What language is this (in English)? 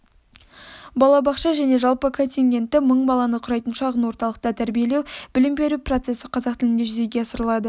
Kazakh